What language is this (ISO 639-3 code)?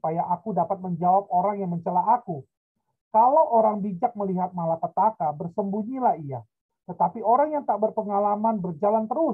ind